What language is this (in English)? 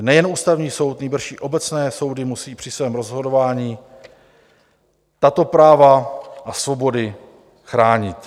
Czech